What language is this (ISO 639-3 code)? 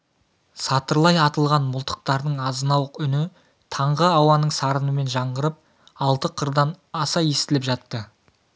kaz